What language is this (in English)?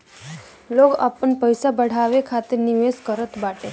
Bhojpuri